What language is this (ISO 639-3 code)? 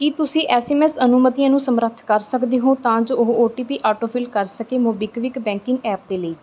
pan